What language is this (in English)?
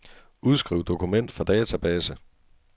Danish